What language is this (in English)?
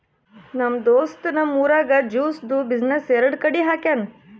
Kannada